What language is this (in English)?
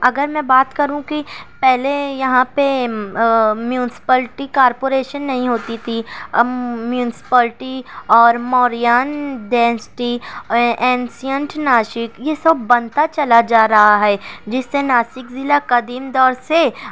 Urdu